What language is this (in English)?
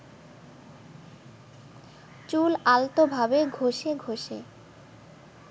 Bangla